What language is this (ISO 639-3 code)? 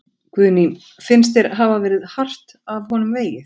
isl